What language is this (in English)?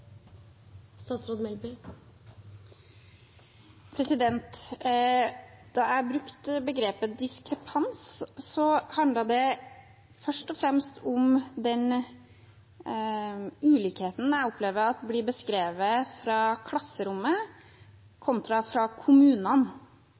Norwegian Bokmål